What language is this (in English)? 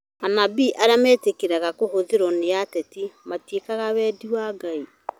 Kikuyu